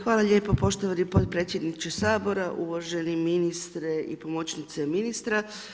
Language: Croatian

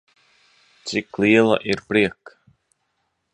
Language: Latvian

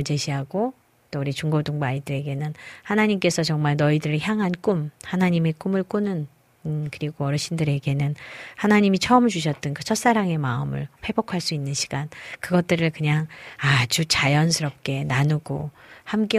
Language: Korean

